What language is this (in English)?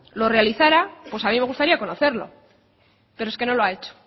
Spanish